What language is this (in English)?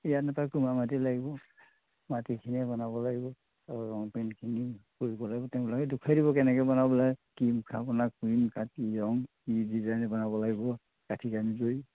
Assamese